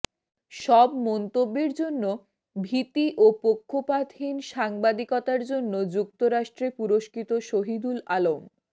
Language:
Bangla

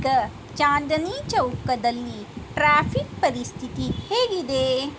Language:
Kannada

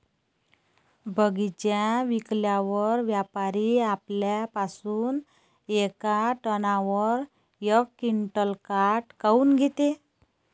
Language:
Marathi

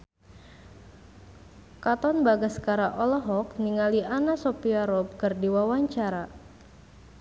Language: Sundanese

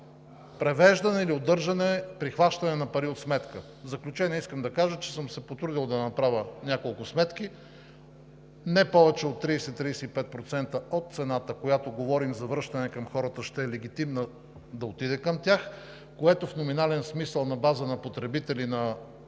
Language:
Bulgarian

